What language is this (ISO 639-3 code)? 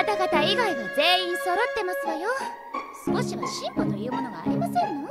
jpn